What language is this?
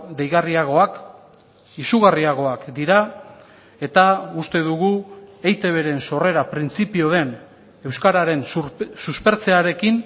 Basque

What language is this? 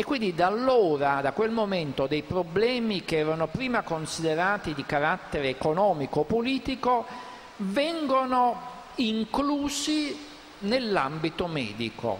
Italian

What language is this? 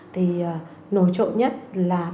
Vietnamese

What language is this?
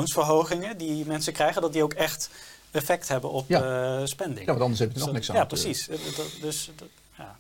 Dutch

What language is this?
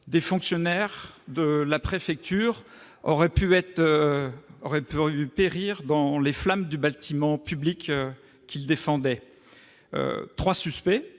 French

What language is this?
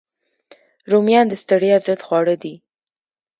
Pashto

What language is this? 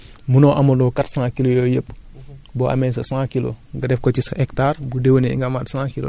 Wolof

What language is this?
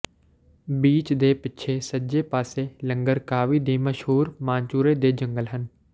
Punjabi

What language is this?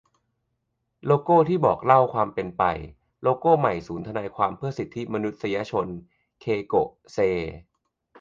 Thai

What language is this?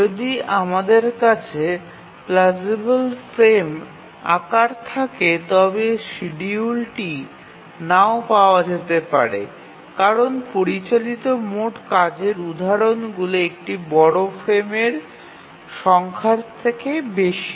Bangla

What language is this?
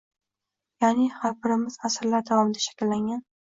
Uzbek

